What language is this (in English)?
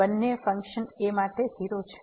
Gujarati